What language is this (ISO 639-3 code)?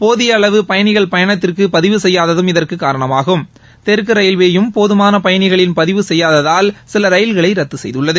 tam